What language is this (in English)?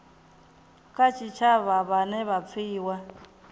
Venda